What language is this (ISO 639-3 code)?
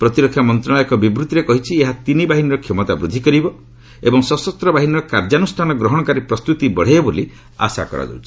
ori